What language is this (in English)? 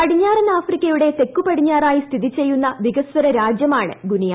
Malayalam